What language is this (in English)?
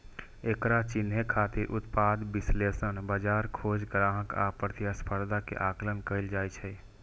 Maithili